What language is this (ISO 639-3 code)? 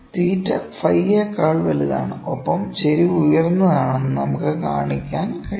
mal